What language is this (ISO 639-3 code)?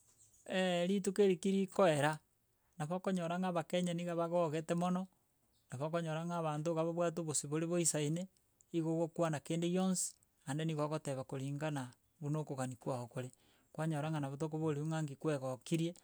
guz